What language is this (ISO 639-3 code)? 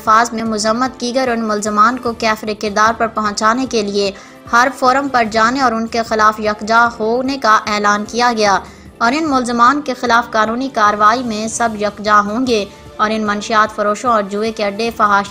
hin